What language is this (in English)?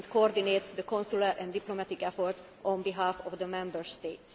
English